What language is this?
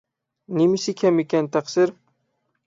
Uyghur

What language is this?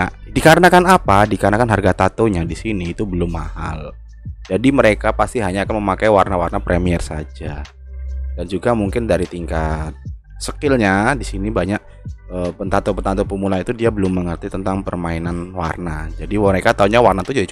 Indonesian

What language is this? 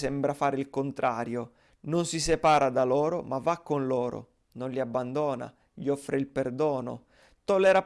Italian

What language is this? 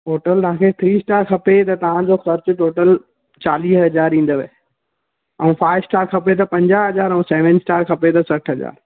Sindhi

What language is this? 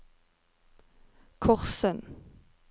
Norwegian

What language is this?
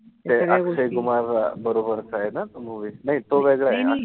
Marathi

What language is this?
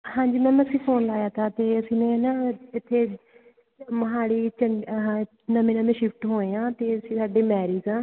Punjabi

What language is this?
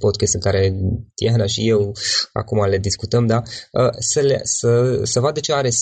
Romanian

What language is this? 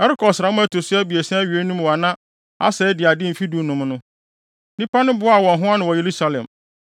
Akan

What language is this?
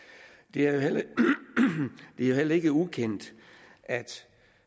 Danish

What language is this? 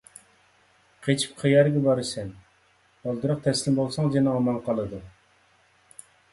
Uyghur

